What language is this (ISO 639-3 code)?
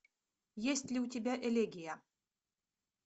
rus